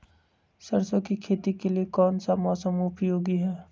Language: Magahi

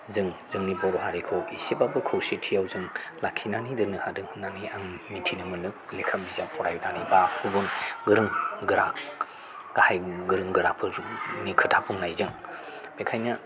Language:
Bodo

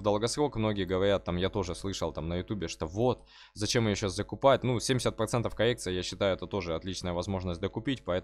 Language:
Russian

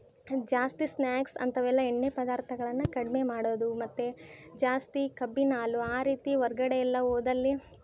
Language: Kannada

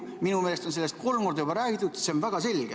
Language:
Estonian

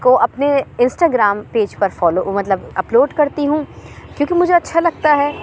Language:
Urdu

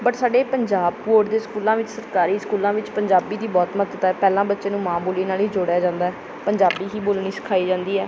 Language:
Punjabi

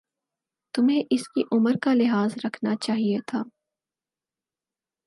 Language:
Urdu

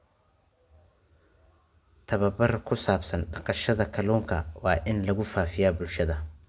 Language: Somali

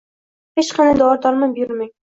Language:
Uzbek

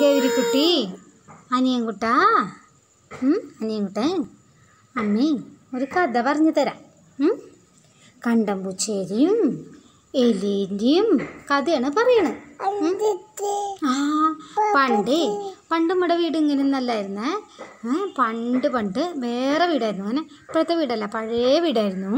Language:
Malayalam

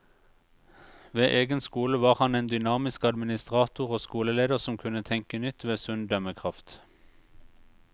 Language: Norwegian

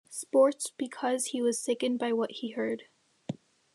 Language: English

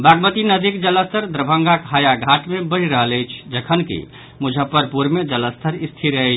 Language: Maithili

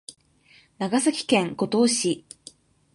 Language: Japanese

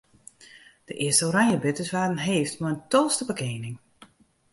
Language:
Western Frisian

